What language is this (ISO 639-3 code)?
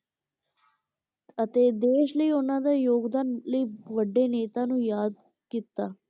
pan